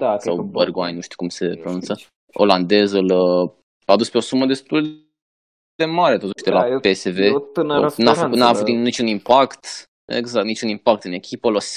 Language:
Romanian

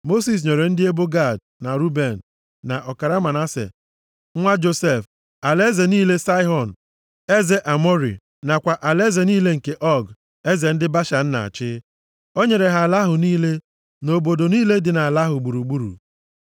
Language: Igbo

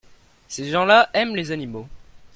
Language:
French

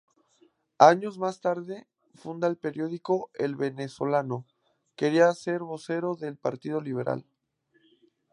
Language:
Spanish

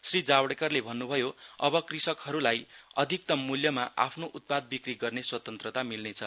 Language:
Nepali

